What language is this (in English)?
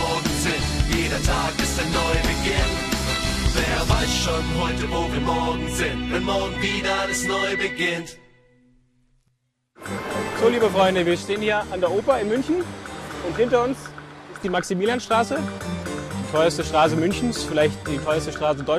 German